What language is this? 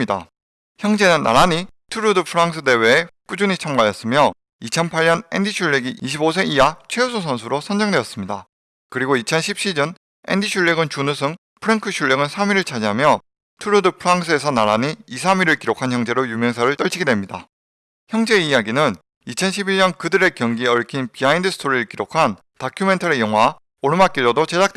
Korean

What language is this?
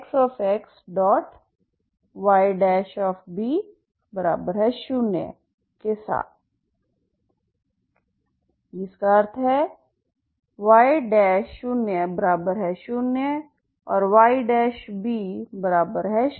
Hindi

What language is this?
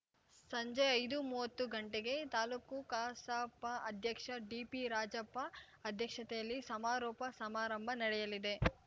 Kannada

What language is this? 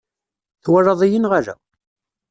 Kabyle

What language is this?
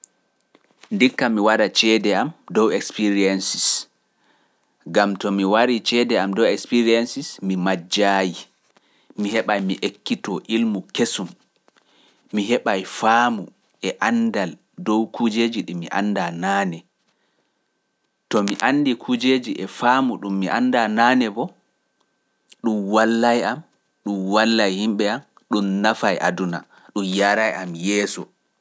Pular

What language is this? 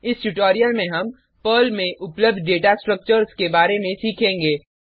Hindi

